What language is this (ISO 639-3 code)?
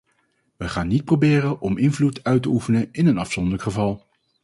nld